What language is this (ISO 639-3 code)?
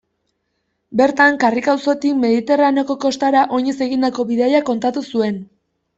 eus